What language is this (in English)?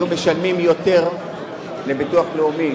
Hebrew